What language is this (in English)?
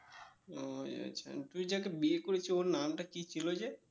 Bangla